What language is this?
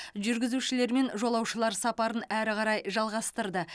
Kazakh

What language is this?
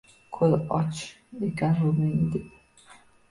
Uzbek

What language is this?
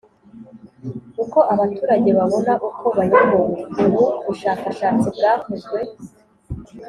Kinyarwanda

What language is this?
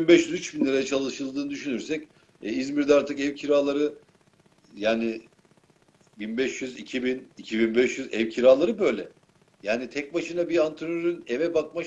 Turkish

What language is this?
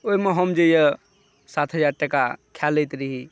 Maithili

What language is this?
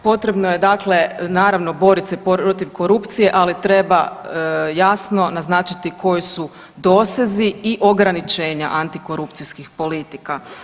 Croatian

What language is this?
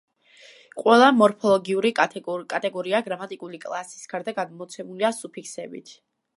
Georgian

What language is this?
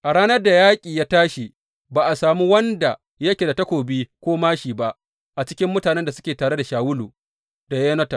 Hausa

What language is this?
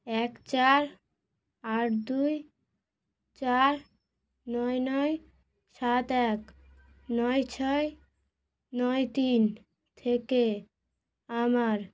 Bangla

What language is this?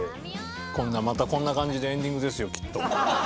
Japanese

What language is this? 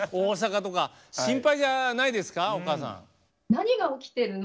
Japanese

